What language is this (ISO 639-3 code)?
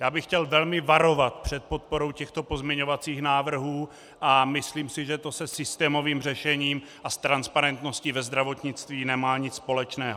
ces